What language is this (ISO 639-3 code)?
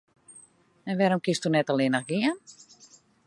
fry